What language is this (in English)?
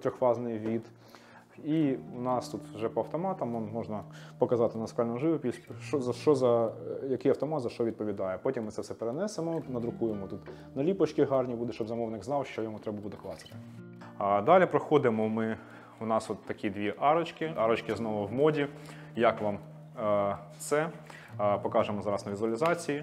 Ukrainian